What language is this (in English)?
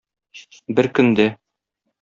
Tatar